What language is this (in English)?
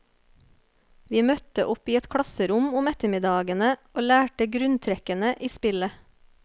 Norwegian